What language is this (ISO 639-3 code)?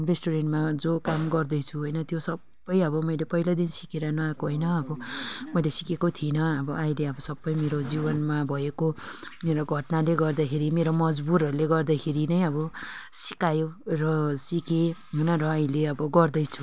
nep